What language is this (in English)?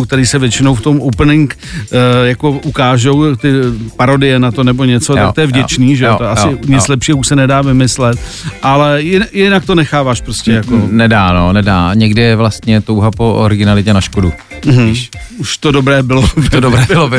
Czech